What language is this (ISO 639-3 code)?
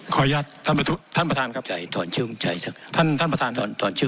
tha